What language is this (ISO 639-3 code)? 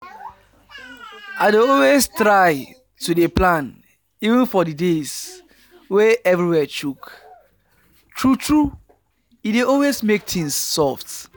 pcm